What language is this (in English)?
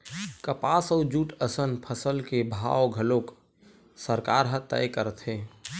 Chhattisgarhi